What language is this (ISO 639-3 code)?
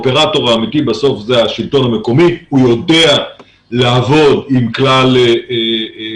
heb